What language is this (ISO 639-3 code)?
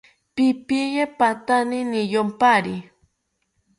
cpy